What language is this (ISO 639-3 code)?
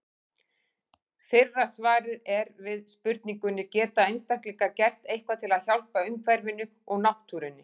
isl